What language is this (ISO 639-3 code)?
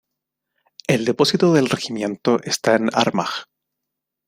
spa